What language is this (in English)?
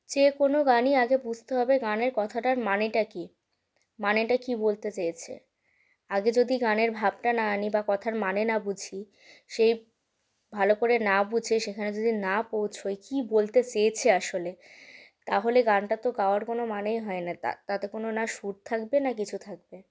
Bangla